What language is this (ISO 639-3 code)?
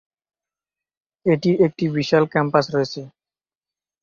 ben